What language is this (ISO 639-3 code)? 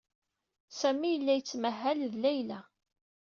kab